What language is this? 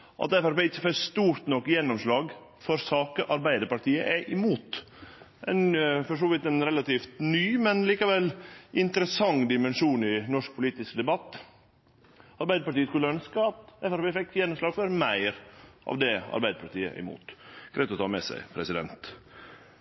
Norwegian Nynorsk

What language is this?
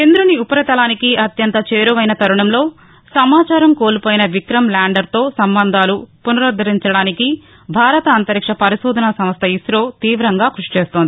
Telugu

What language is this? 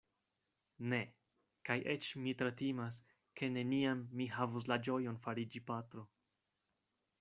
Esperanto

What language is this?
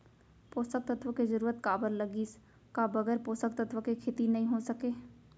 Chhattisgarhi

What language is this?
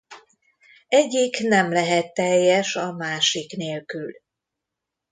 Hungarian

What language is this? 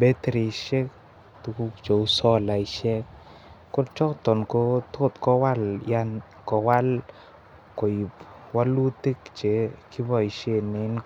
Kalenjin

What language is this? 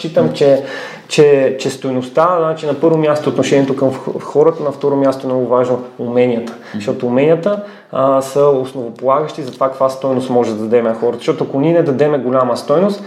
Bulgarian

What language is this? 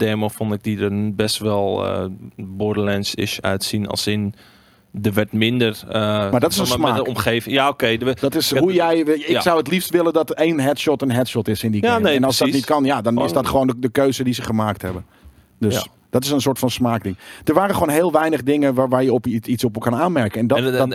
Dutch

